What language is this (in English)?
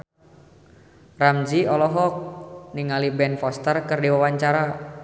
Sundanese